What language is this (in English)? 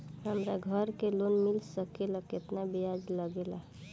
Bhojpuri